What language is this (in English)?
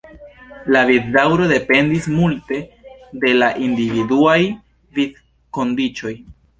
Esperanto